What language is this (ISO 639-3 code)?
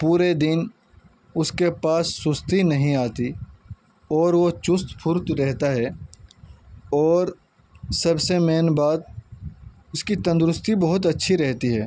urd